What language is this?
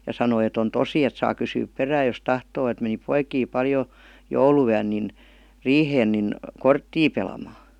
Finnish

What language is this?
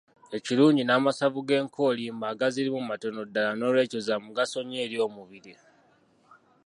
Ganda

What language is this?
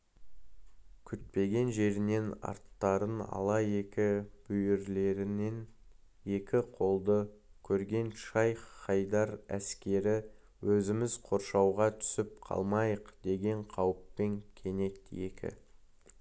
Kazakh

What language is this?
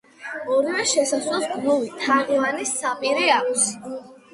Georgian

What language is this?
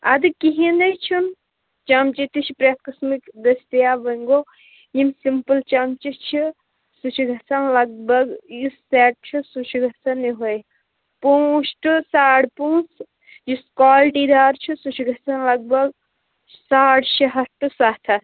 Kashmiri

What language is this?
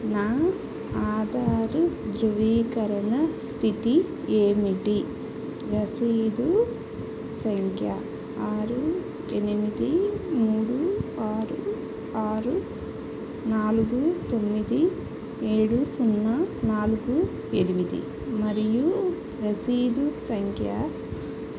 Telugu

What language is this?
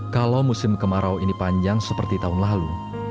Indonesian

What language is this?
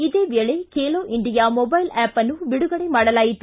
Kannada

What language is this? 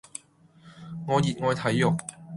Cantonese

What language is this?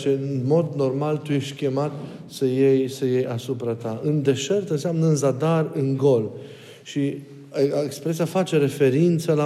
Romanian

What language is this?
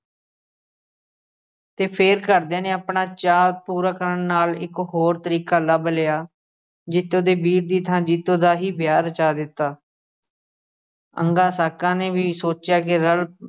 Punjabi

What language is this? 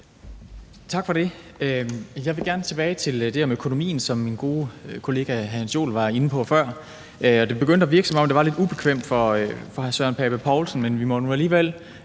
Danish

